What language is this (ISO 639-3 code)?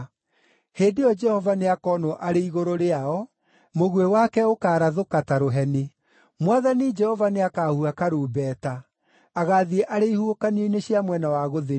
kik